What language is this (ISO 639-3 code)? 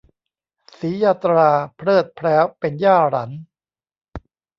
tha